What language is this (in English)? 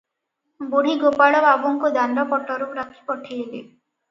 Odia